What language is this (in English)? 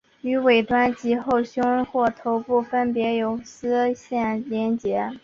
Chinese